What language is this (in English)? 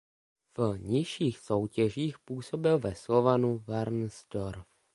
Czech